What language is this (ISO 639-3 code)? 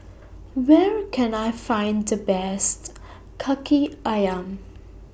eng